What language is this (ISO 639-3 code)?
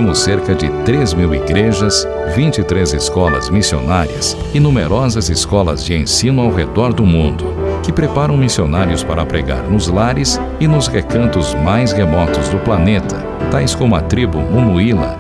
por